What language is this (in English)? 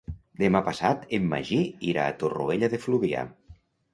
Catalan